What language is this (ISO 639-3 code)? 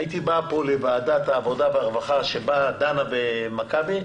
heb